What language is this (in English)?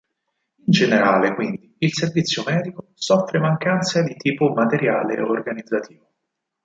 Italian